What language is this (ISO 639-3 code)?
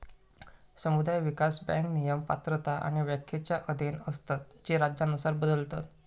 mar